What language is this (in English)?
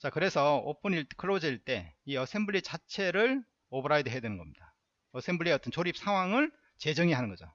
Korean